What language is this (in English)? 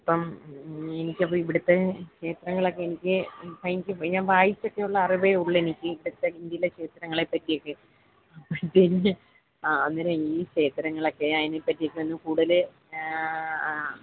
Malayalam